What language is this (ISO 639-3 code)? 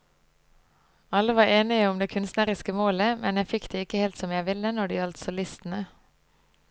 nor